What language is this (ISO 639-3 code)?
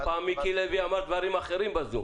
heb